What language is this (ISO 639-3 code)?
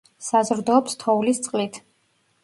kat